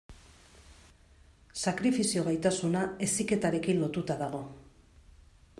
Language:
Basque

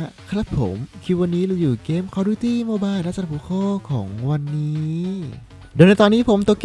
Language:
Thai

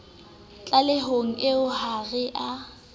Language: Southern Sotho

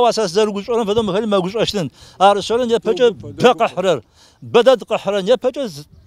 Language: Arabic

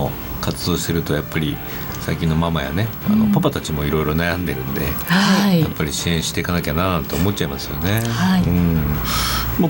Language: Japanese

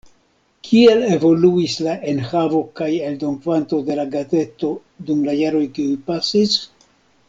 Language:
Esperanto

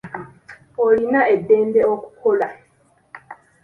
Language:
Ganda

